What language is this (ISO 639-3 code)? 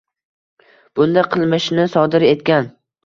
uzb